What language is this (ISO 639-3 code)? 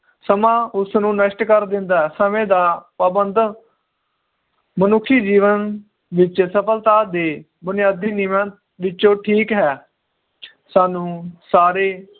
pan